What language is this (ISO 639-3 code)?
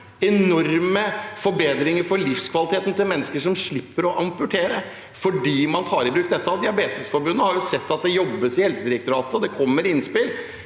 nor